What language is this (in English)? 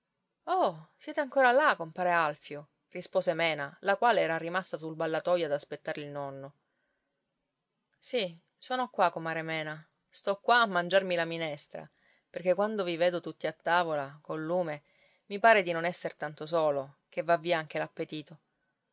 Italian